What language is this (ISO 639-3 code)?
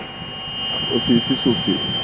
wol